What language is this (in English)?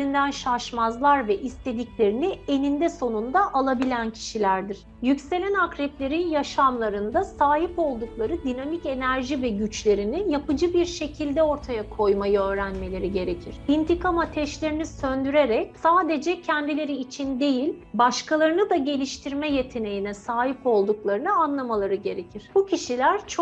Turkish